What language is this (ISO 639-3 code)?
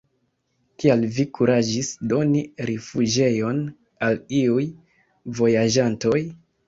epo